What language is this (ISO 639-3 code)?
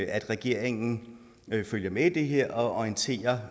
dan